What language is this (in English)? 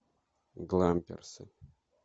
Russian